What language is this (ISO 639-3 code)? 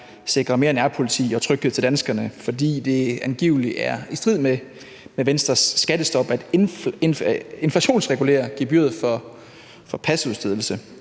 dan